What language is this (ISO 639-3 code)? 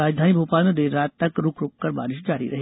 hin